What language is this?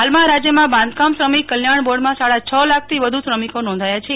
Gujarati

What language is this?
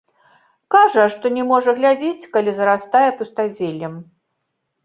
Belarusian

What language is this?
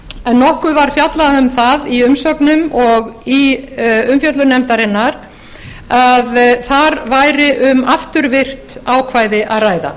Icelandic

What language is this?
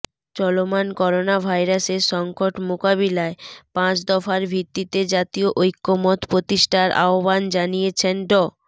Bangla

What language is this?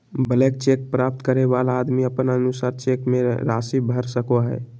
Magahi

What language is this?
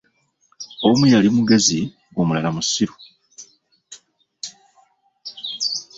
Ganda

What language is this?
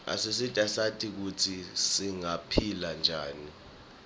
Swati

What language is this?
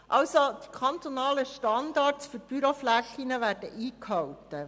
Swiss German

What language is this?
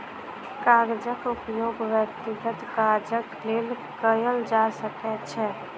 Maithili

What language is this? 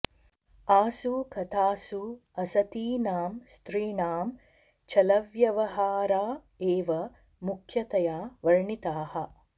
Sanskrit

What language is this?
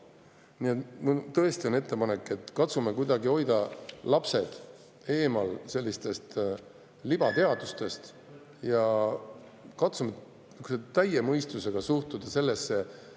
Estonian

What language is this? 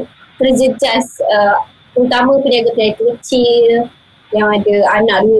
Malay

